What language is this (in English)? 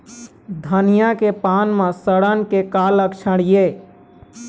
Chhattisgarhi